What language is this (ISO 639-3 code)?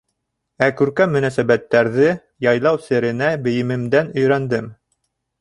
bak